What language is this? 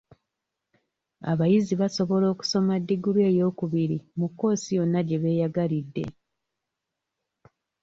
Ganda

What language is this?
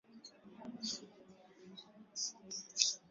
Swahili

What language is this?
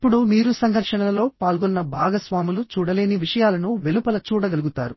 Telugu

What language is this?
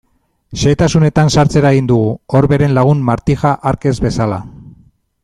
Basque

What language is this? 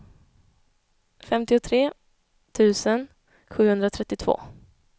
Swedish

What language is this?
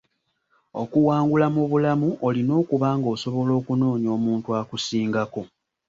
Ganda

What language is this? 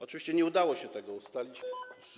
Polish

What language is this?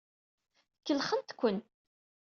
Kabyle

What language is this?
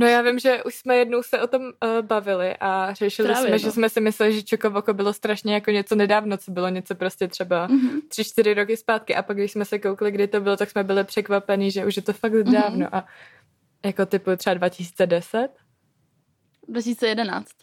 Czech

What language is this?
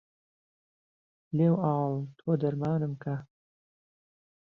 Central Kurdish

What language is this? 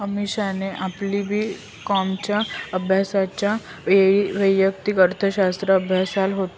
Marathi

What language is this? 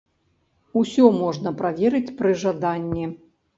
Belarusian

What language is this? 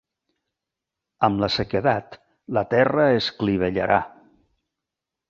Catalan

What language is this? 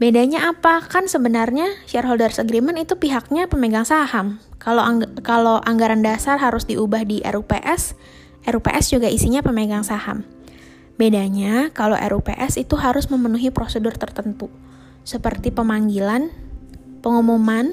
Indonesian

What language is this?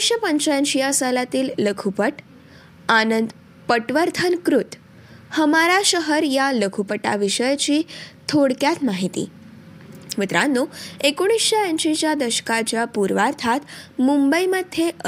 Marathi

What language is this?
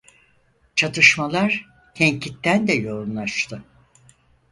Turkish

